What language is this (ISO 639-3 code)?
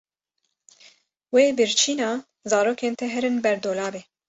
kur